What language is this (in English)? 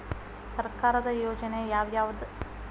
Kannada